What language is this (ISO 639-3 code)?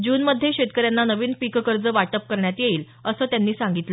mar